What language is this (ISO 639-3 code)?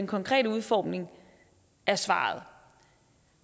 dan